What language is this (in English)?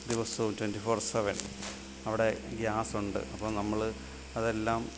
Malayalam